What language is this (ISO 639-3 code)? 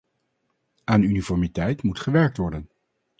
nld